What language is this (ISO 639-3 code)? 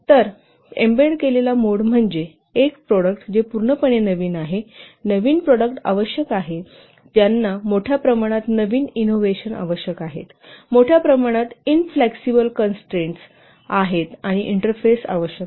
mar